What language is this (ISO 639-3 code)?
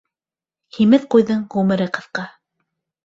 bak